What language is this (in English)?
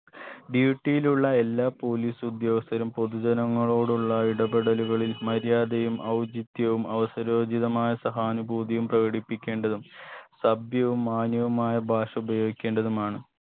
Malayalam